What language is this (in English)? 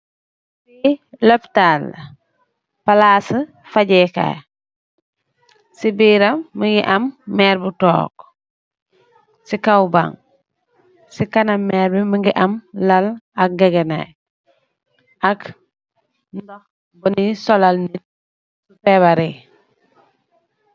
Wolof